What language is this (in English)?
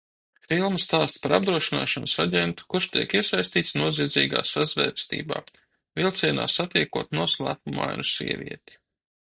Latvian